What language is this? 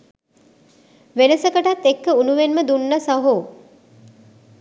Sinhala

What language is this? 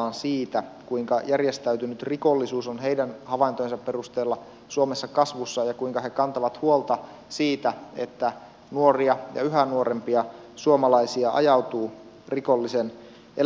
Finnish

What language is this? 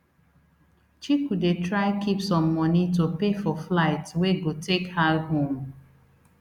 Nigerian Pidgin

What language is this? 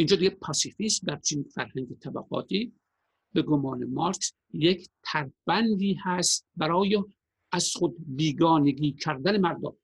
Persian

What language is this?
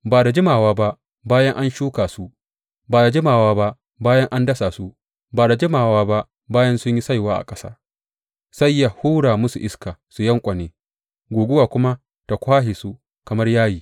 Hausa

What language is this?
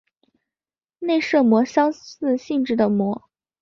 Chinese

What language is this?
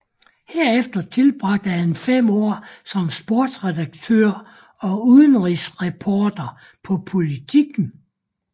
Danish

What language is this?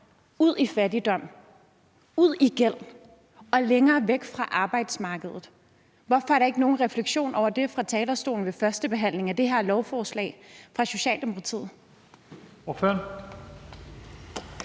Danish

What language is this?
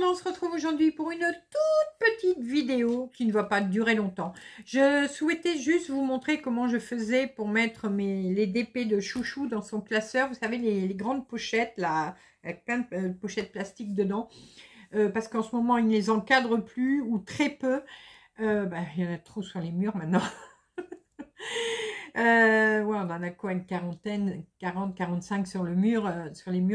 French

